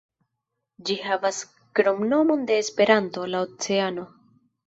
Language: Esperanto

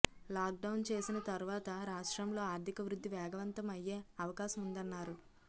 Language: Telugu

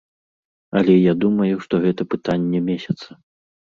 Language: Belarusian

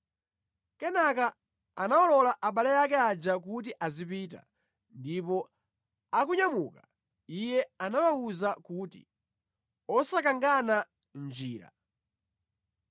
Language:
Nyanja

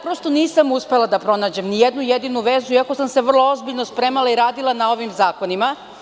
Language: Serbian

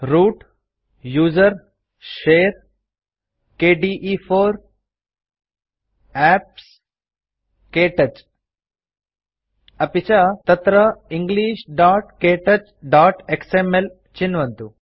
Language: Sanskrit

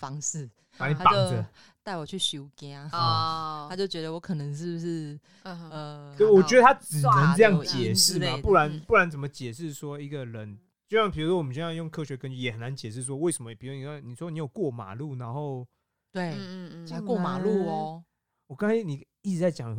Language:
Chinese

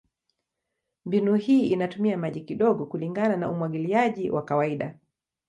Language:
Swahili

